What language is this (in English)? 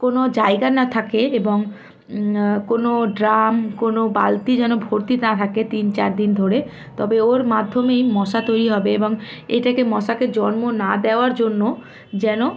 Bangla